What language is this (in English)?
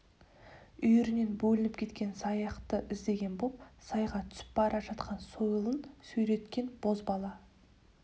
Kazakh